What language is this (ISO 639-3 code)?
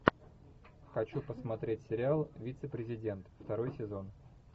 rus